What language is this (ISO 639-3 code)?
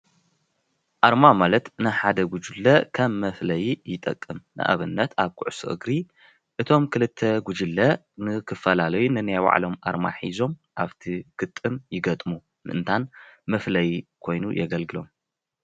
tir